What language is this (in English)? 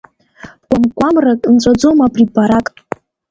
Abkhazian